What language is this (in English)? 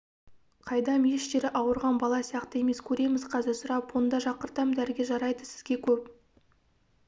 Kazakh